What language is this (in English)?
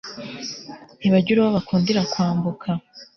Kinyarwanda